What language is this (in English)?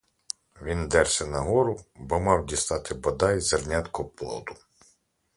Ukrainian